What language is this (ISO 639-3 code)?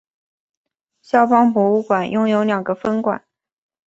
zho